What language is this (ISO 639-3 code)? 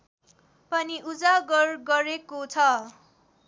nep